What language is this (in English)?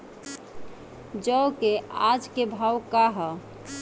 Bhojpuri